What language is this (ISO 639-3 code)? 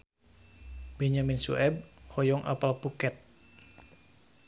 sun